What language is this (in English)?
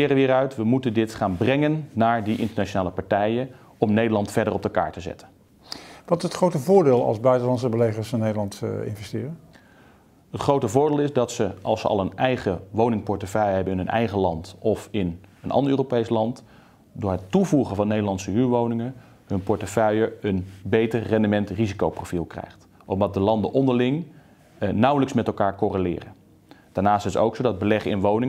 Dutch